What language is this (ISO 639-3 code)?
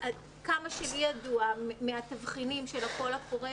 heb